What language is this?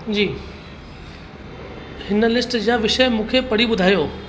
Sindhi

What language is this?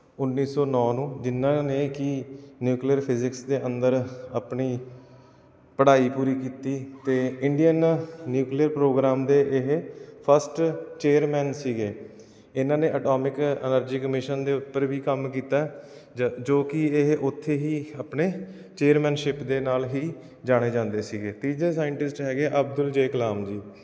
Punjabi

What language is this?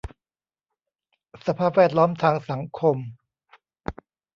Thai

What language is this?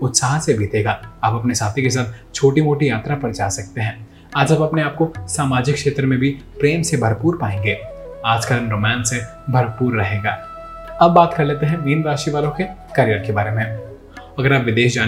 Hindi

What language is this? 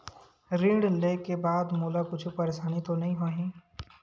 Chhattisgarhi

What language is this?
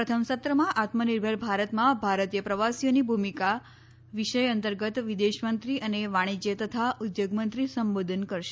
Gujarati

